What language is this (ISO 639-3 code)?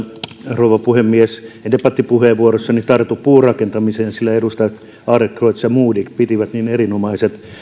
fin